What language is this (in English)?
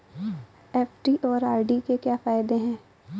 Hindi